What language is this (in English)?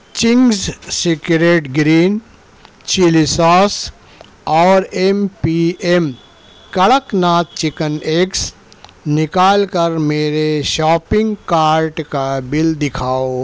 Urdu